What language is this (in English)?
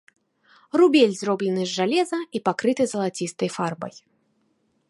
Belarusian